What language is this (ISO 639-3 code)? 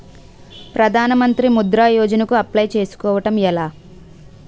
tel